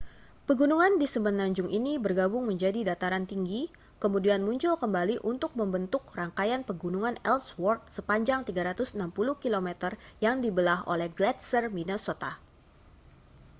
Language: Indonesian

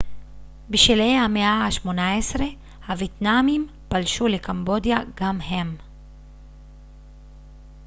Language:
Hebrew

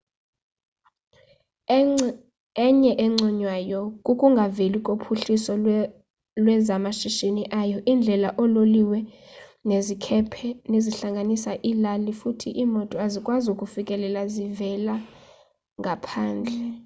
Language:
Xhosa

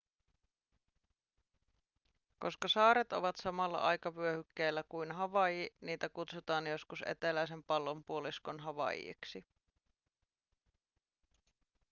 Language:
Finnish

